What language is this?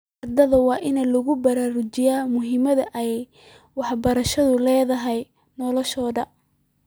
Somali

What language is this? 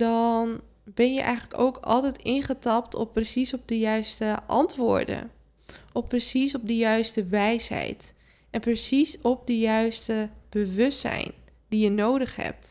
Dutch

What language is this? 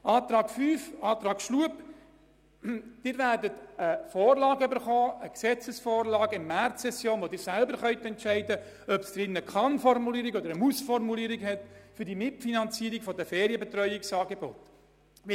Swiss German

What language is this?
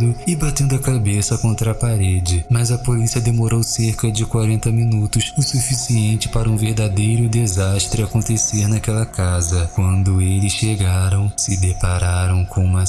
Portuguese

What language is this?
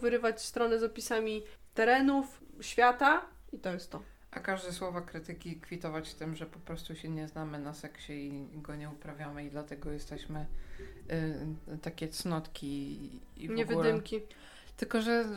Polish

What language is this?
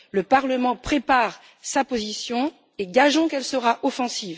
French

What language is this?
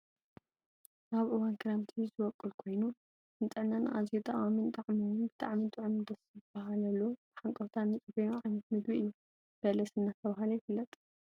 Tigrinya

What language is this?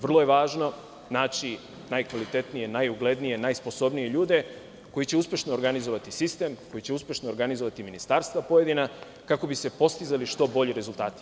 Serbian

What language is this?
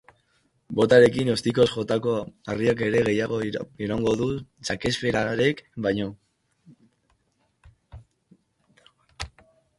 Basque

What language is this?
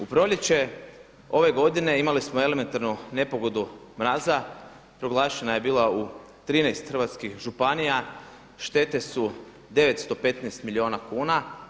Croatian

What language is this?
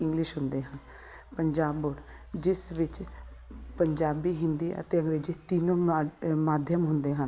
Punjabi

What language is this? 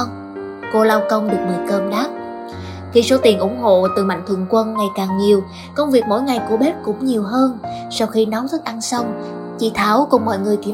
Vietnamese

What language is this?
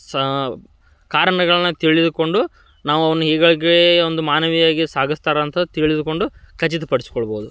Kannada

